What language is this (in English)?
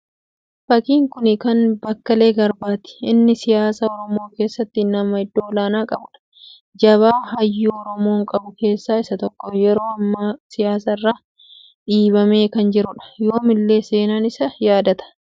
Oromo